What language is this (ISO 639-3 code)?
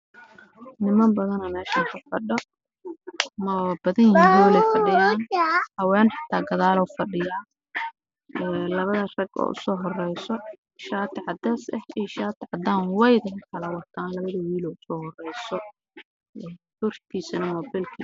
som